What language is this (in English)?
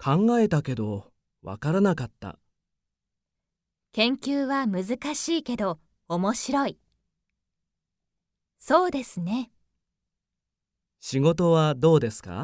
Japanese